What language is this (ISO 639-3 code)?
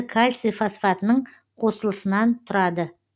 kaz